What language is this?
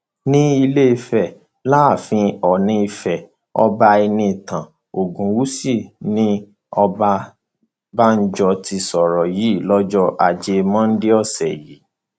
Yoruba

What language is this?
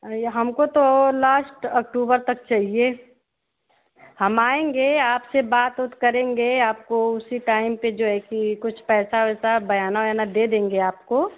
Hindi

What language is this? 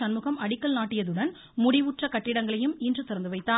Tamil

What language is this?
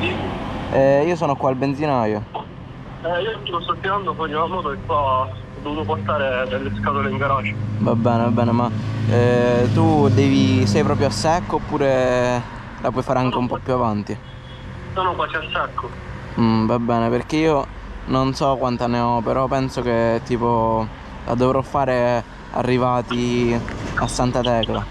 Italian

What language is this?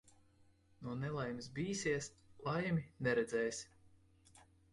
Latvian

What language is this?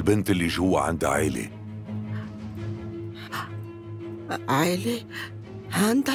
Arabic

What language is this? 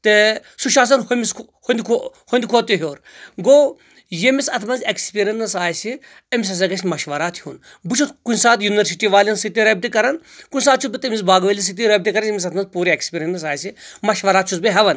Kashmiri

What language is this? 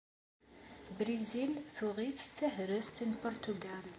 Kabyle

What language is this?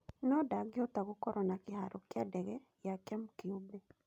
Kikuyu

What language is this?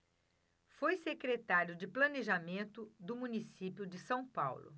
Portuguese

